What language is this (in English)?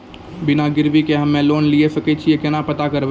Maithili